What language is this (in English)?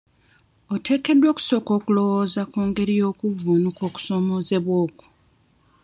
Ganda